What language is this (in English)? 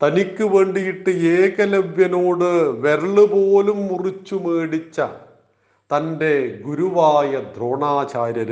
Malayalam